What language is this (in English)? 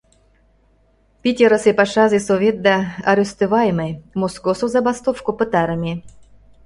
Mari